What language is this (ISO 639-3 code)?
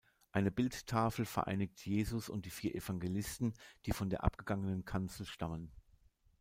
deu